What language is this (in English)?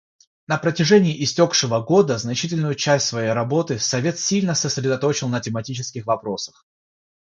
Russian